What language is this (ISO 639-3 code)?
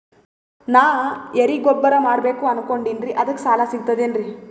kan